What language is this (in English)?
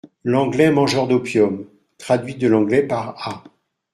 French